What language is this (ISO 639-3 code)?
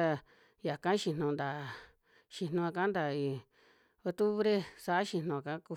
jmx